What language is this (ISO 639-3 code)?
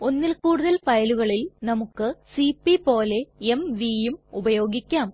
mal